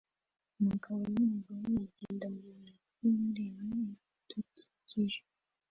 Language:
Kinyarwanda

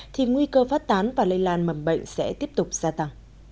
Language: Vietnamese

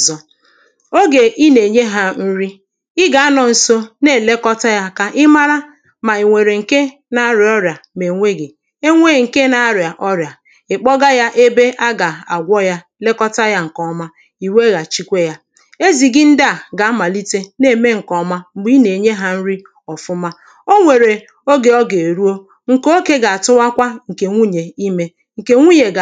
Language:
Igbo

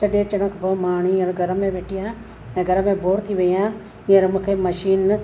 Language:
Sindhi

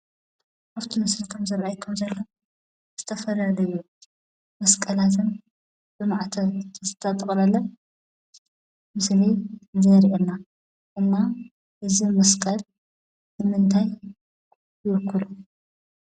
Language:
Tigrinya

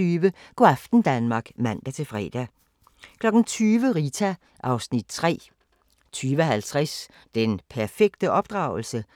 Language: Danish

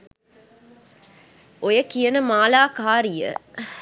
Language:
Sinhala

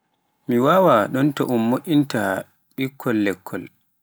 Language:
Pular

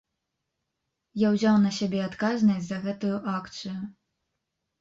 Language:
Belarusian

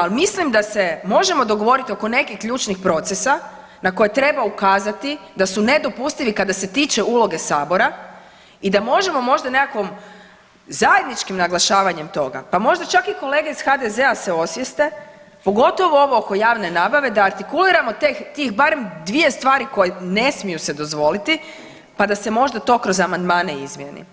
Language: Croatian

